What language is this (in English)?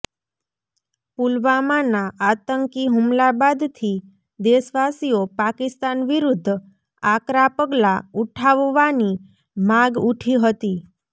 Gujarati